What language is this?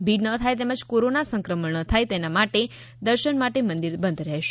Gujarati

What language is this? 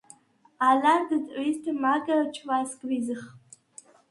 Svan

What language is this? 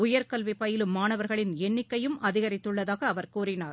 Tamil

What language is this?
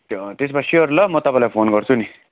Nepali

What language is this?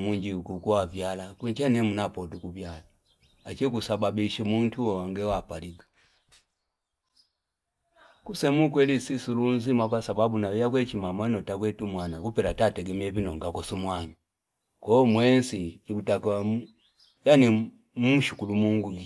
Fipa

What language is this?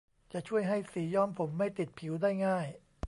Thai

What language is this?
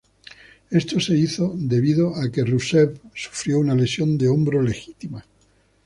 Spanish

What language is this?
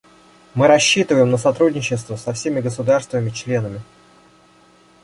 Russian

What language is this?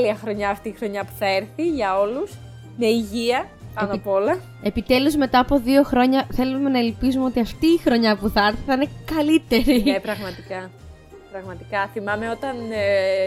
Greek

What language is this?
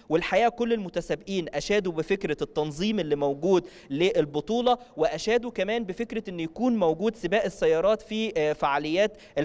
Arabic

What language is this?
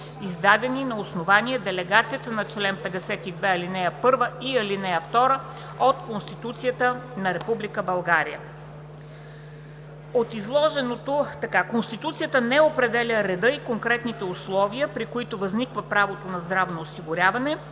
Bulgarian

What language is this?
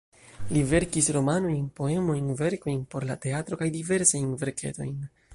Esperanto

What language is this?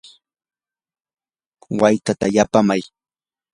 Yanahuanca Pasco Quechua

